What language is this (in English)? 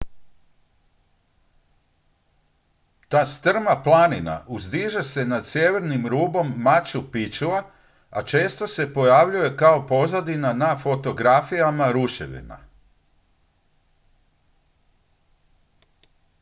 Croatian